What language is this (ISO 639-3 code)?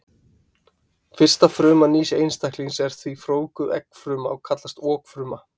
isl